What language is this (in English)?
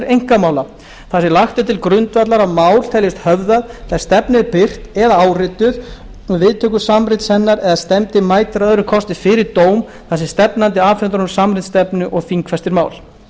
Icelandic